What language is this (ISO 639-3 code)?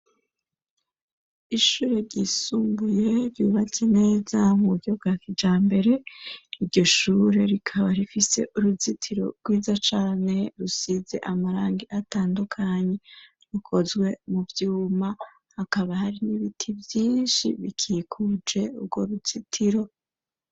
run